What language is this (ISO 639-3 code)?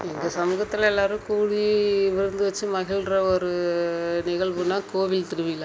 tam